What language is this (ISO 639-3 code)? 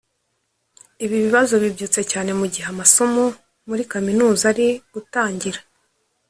kin